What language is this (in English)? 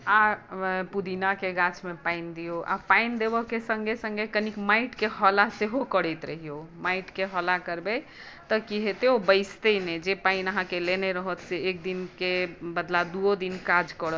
Maithili